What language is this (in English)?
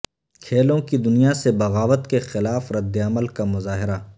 Urdu